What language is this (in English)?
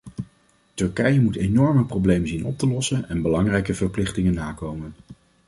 Dutch